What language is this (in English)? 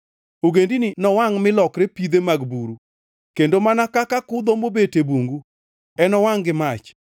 Luo (Kenya and Tanzania)